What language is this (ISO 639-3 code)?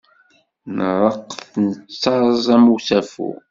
kab